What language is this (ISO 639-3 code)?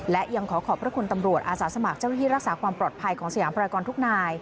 tha